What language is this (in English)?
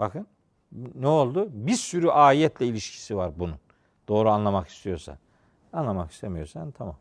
Turkish